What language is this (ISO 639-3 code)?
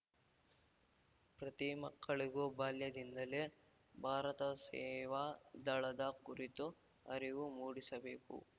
kan